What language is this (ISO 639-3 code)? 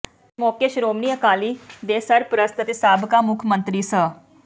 pan